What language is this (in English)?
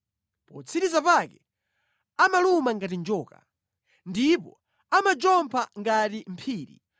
Nyanja